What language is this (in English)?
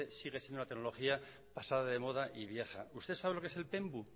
Spanish